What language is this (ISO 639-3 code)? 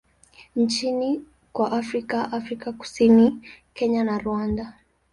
swa